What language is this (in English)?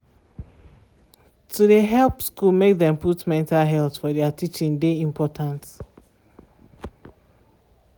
Nigerian Pidgin